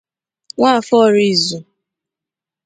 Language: Igbo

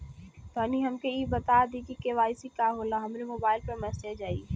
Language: Bhojpuri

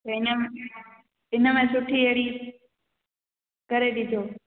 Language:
Sindhi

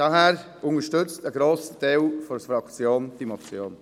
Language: Swiss German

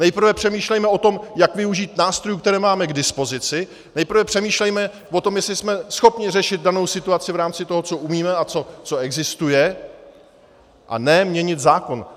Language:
Czech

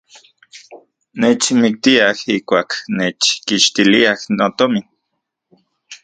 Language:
Central Puebla Nahuatl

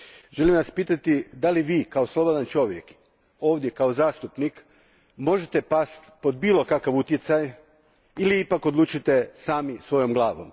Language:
Croatian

